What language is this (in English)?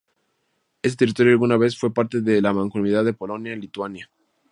Spanish